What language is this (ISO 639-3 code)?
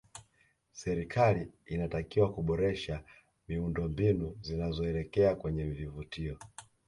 swa